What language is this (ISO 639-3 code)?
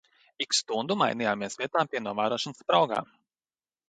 lav